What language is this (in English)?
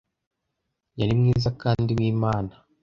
Kinyarwanda